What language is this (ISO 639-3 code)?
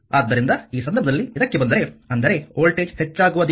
kan